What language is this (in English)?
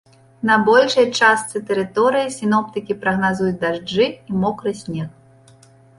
Belarusian